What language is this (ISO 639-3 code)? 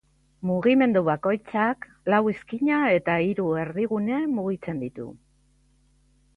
eus